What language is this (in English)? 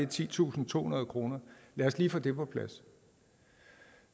Danish